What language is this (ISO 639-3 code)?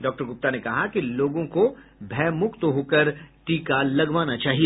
hin